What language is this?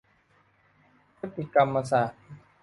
Thai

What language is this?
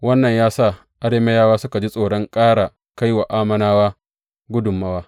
Hausa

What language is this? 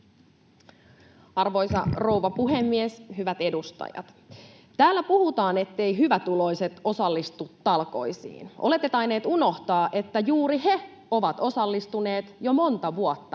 Finnish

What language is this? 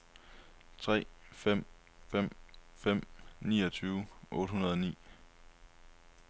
Danish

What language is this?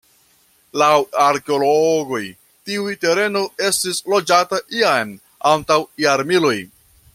Esperanto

